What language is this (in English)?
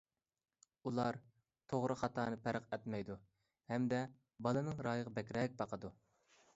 Uyghur